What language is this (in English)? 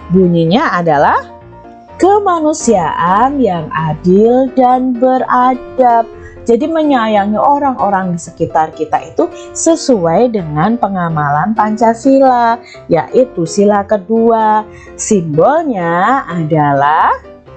Indonesian